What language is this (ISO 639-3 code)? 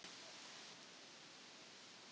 isl